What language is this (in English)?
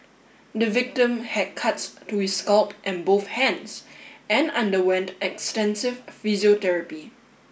English